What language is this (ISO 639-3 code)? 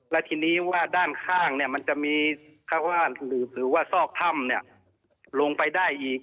tha